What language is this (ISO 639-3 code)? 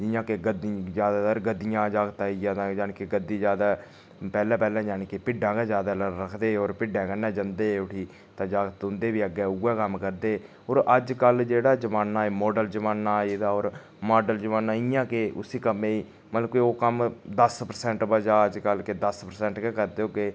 doi